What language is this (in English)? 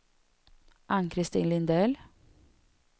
Swedish